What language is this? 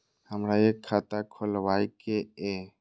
Maithili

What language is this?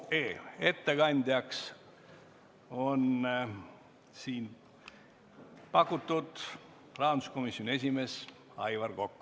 Estonian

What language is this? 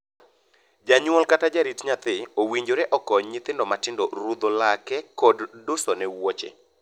Luo (Kenya and Tanzania)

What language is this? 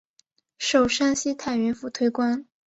Chinese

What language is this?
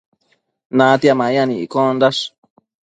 Matsés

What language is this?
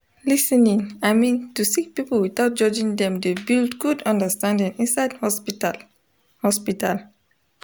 Nigerian Pidgin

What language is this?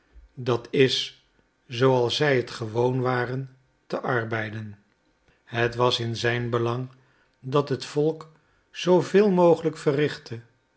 Dutch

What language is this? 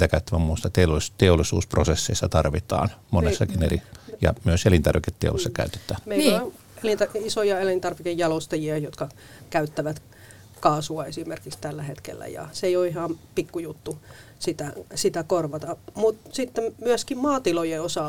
Finnish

